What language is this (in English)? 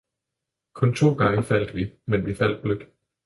Danish